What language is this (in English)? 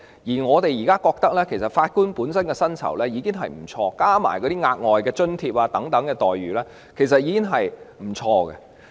Cantonese